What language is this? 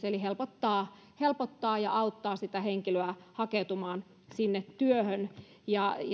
Finnish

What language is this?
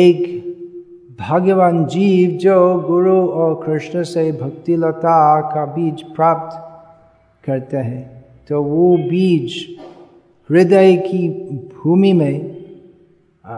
Hindi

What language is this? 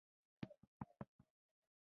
Pashto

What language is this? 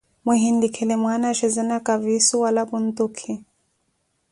Koti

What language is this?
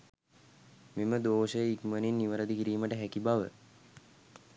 Sinhala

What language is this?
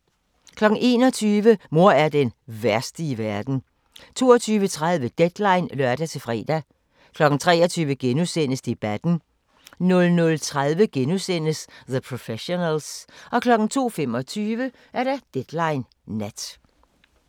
Danish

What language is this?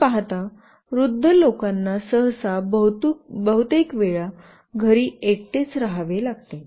Marathi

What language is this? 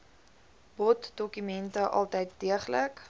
Afrikaans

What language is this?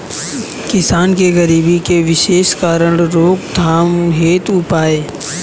Bhojpuri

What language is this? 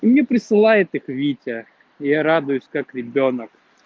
Russian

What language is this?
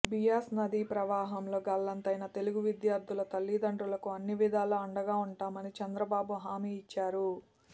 Telugu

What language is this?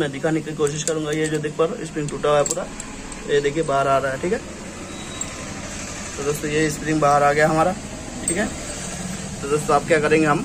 Hindi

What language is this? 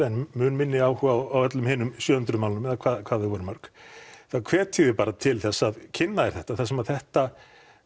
Icelandic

